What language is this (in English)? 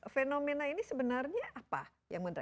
Indonesian